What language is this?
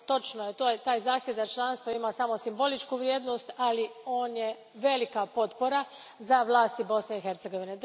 Croatian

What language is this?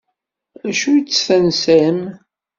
Kabyle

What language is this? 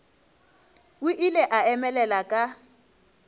Northern Sotho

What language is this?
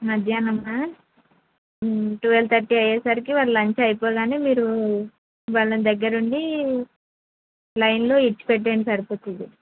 Telugu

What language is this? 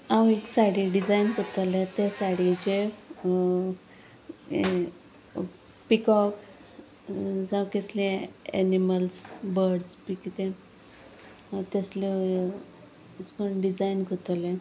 Konkani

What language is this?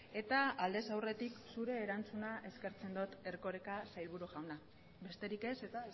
Basque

